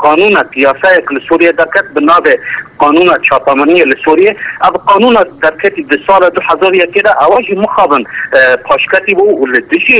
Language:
Persian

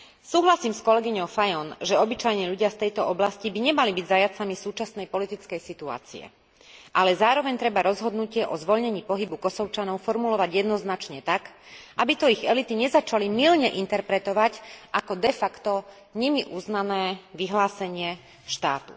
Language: Slovak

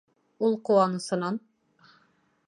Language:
Bashkir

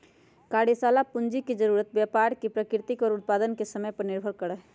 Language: Magahi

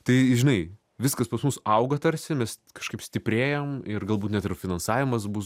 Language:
Lithuanian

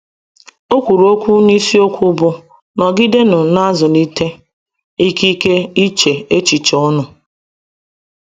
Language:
Igbo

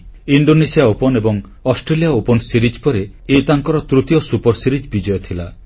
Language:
Odia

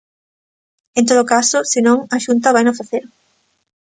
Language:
Galician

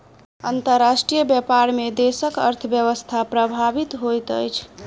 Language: Maithili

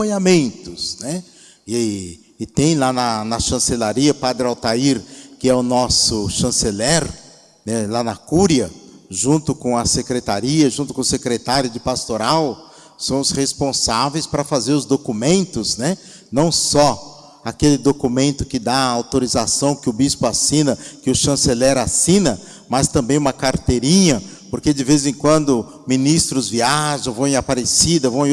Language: Portuguese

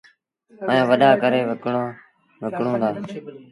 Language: Sindhi Bhil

